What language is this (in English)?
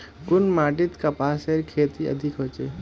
Magahi